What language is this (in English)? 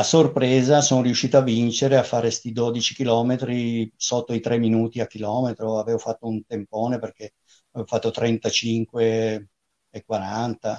Italian